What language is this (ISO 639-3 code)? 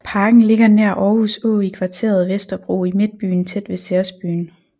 dan